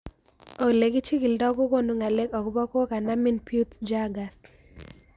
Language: Kalenjin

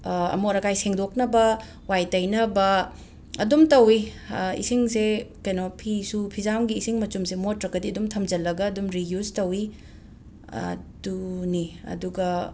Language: Manipuri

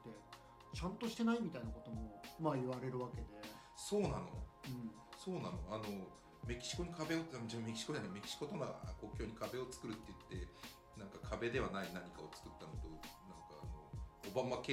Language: Japanese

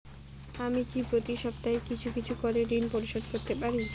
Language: Bangla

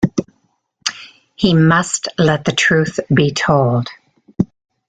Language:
English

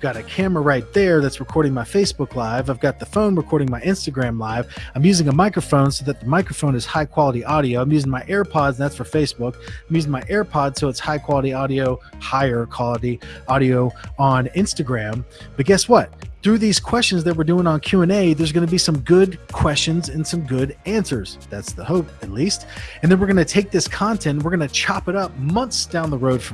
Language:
English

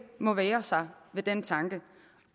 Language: Danish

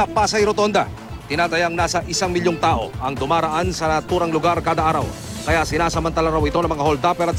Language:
Filipino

